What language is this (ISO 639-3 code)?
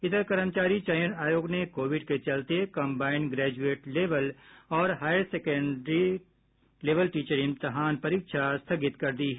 hin